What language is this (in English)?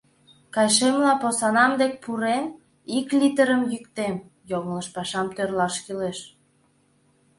Mari